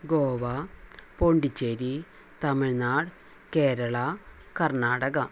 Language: Malayalam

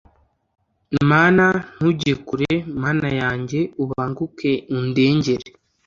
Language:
Kinyarwanda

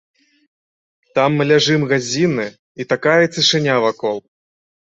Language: Belarusian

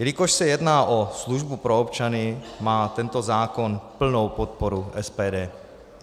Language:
Czech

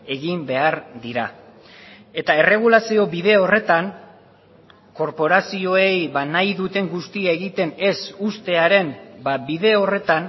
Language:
Basque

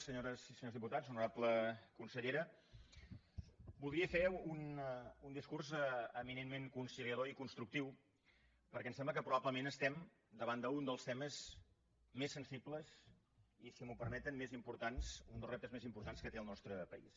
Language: Catalan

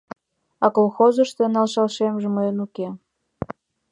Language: Mari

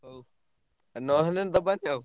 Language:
Odia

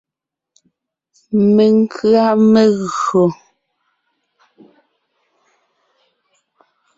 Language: Ngiemboon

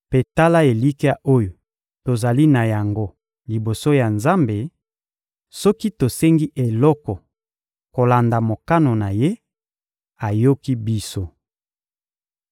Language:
Lingala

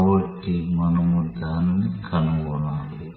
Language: Telugu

